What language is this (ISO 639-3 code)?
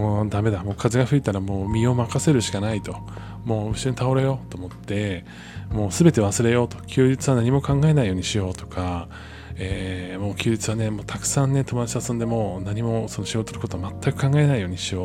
jpn